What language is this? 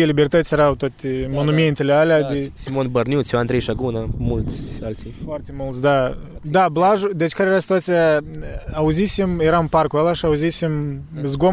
Romanian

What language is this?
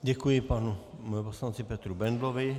Czech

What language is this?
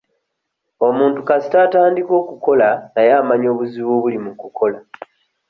Ganda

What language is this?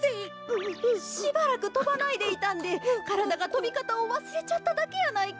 Japanese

